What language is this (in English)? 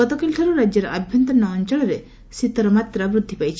Odia